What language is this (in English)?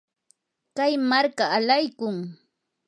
Yanahuanca Pasco Quechua